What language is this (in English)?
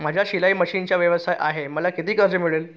Marathi